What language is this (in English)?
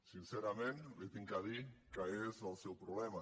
Catalan